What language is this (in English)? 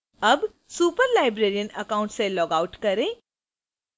Hindi